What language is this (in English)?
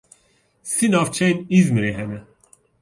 Kurdish